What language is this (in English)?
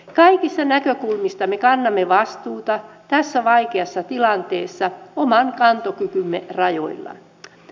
Finnish